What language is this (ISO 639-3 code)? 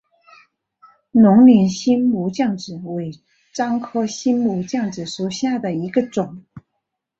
zho